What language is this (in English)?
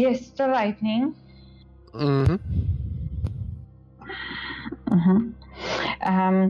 Polish